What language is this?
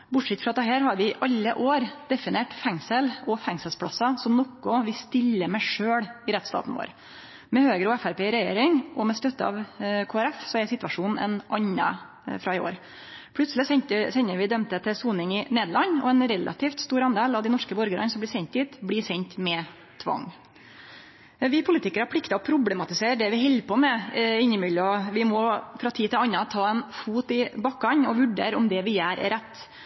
Norwegian Nynorsk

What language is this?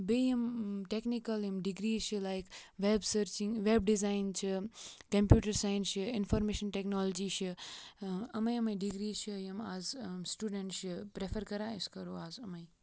Kashmiri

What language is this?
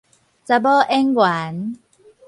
Min Nan Chinese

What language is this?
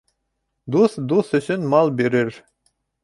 Bashkir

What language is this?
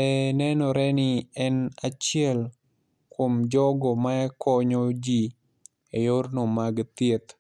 Luo (Kenya and Tanzania)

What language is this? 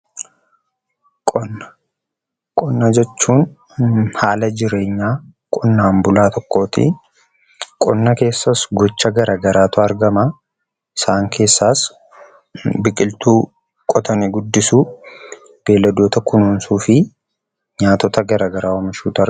Oromo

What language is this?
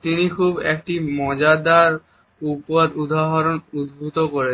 Bangla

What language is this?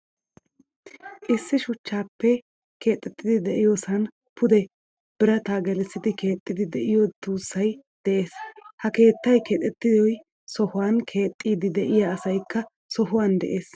Wolaytta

